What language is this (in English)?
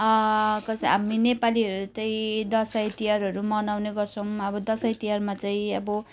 Nepali